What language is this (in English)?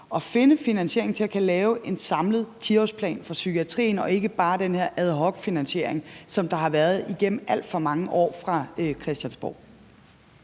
Danish